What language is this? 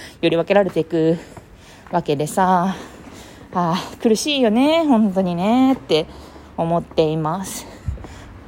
Japanese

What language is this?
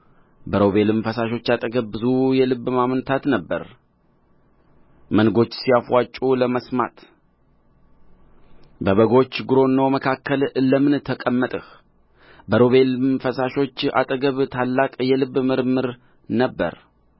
Amharic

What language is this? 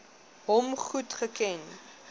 Afrikaans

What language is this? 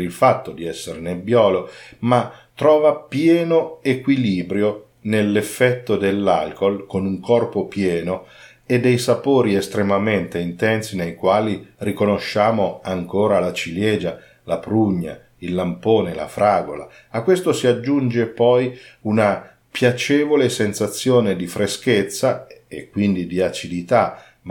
Italian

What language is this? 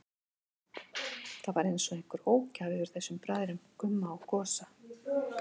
Icelandic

